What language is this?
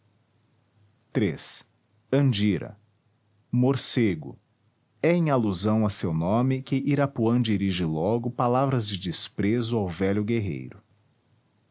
Portuguese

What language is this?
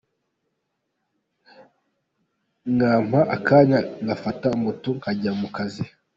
Kinyarwanda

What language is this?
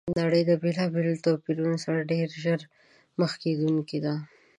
Pashto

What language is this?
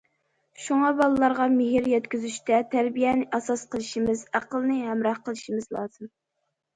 Uyghur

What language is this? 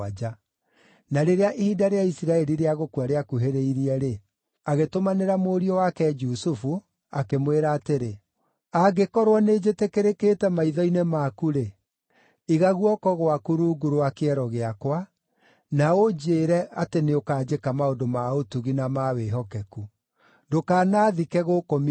Kikuyu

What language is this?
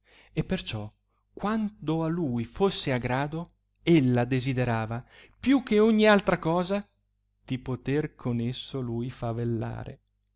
Italian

